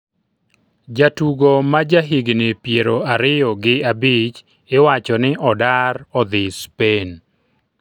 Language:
Luo (Kenya and Tanzania)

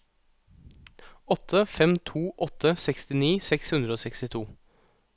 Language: Norwegian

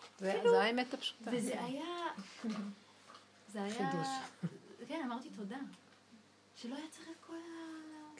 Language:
Hebrew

